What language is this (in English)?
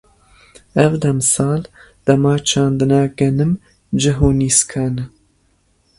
Kurdish